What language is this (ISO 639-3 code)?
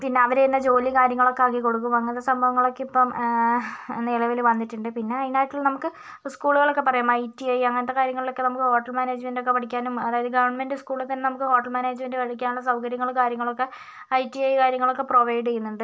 mal